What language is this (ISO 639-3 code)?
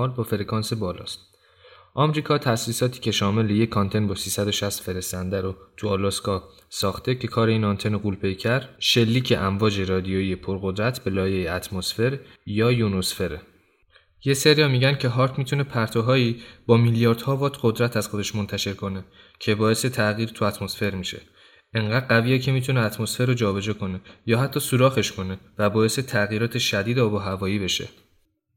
fas